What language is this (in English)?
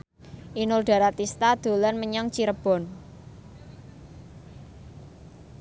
Javanese